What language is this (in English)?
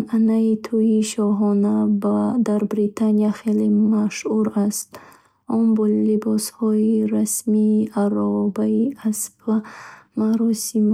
Bukharic